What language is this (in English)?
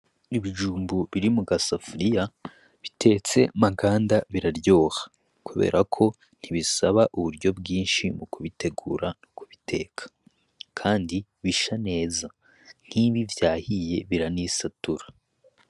Rundi